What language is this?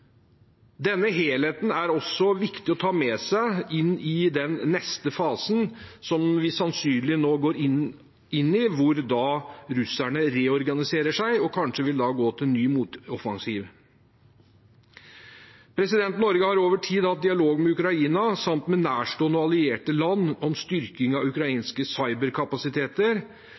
Norwegian Bokmål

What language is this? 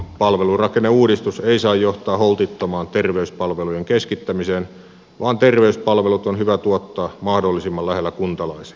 Finnish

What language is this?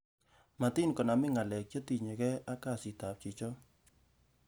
Kalenjin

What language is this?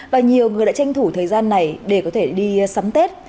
Vietnamese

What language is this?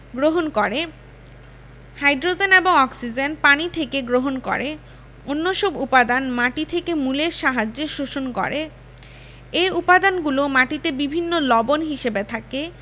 Bangla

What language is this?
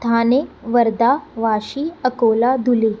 Sindhi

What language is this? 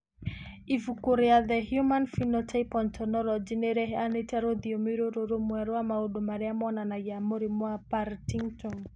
Kikuyu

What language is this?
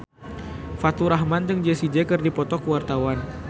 Sundanese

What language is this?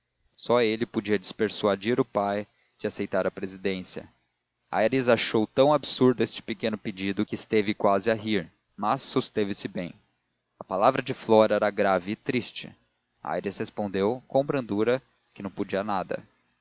Portuguese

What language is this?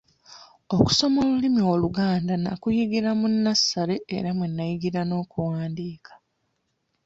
Ganda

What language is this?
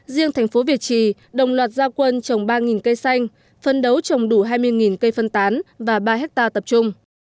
Vietnamese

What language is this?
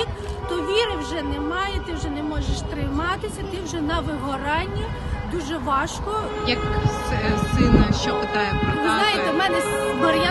Ukrainian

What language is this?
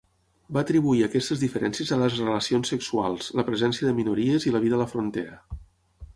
Catalan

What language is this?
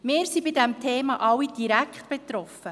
Swiss German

